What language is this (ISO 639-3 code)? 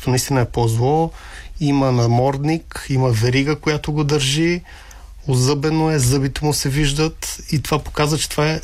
bul